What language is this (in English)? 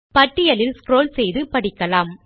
Tamil